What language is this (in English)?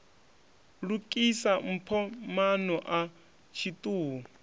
Venda